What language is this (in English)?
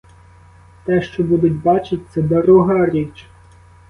Ukrainian